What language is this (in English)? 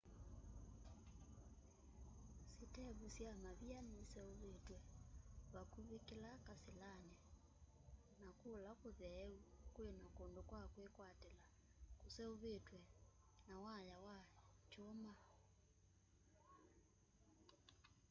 Kamba